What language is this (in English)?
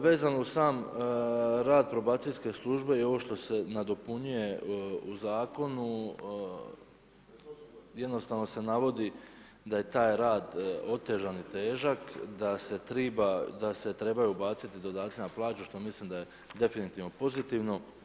Croatian